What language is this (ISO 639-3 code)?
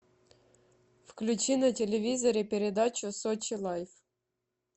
rus